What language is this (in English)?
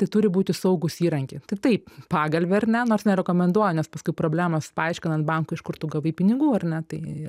Lithuanian